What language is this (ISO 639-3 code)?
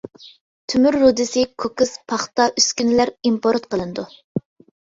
uig